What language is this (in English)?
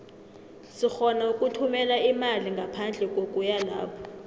South Ndebele